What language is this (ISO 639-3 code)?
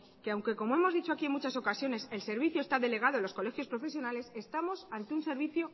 spa